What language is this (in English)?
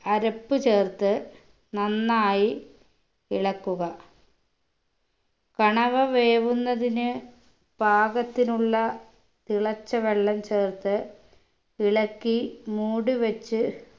Malayalam